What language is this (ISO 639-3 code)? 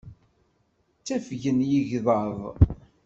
kab